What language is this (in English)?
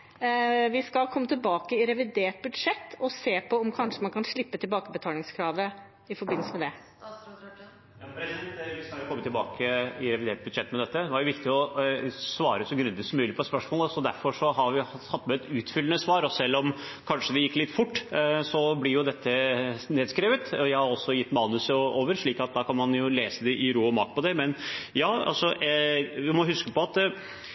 Norwegian Bokmål